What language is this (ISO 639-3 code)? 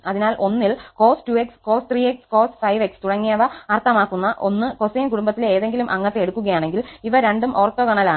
mal